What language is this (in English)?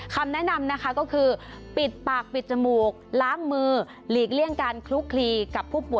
Thai